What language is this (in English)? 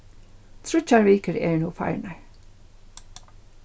Faroese